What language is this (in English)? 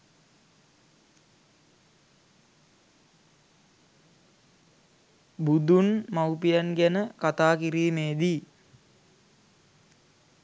Sinhala